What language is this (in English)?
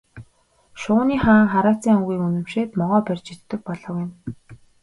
Mongolian